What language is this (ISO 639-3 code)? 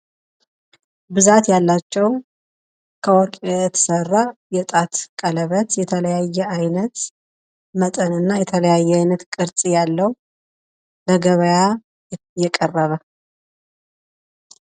amh